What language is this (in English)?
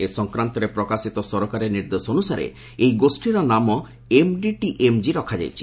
Odia